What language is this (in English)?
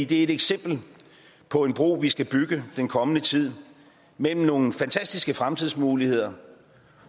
Danish